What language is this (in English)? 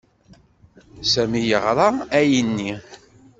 Kabyle